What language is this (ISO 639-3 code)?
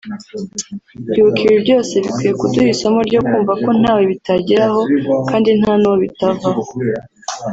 kin